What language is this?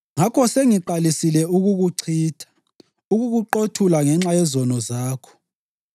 North Ndebele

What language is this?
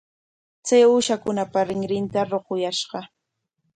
Corongo Ancash Quechua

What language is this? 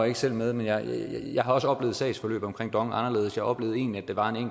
Danish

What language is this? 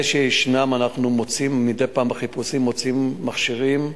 Hebrew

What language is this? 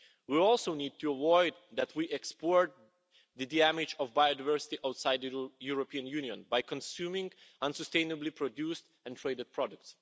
English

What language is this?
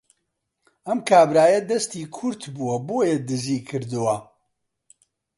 Central Kurdish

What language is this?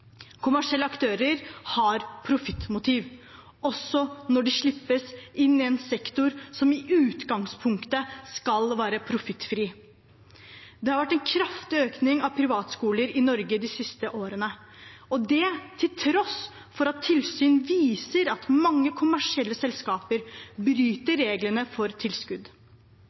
Norwegian Bokmål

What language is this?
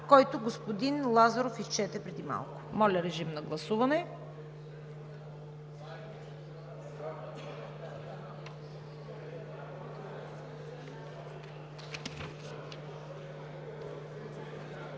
Bulgarian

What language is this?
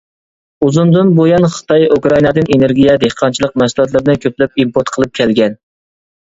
Uyghur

